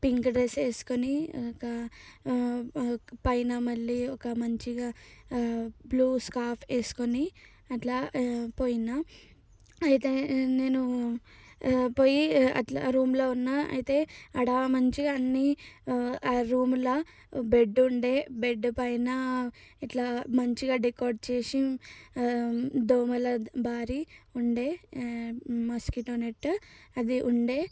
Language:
Telugu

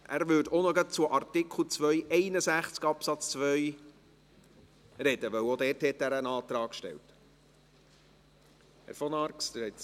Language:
Swiss German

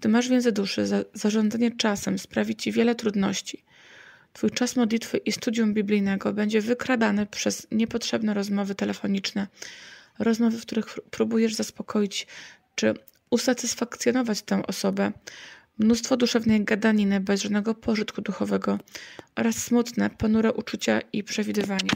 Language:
Polish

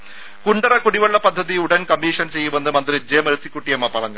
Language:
Malayalam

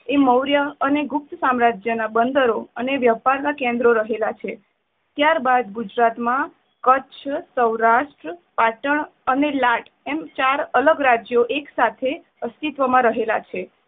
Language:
Gujarati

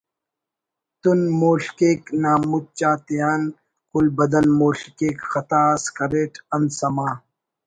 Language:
Brahui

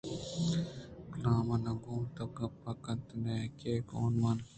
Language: Eastern Balochi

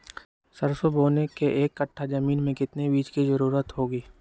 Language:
Magahi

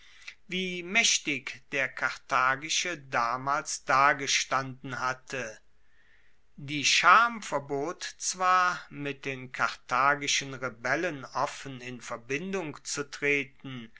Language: German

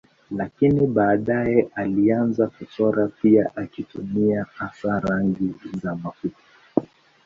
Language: Swahili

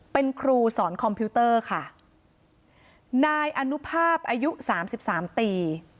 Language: Thai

